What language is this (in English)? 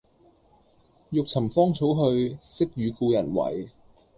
Cantonese